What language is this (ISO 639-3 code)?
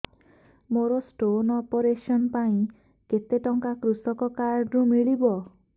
ori